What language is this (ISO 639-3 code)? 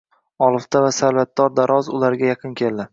uzb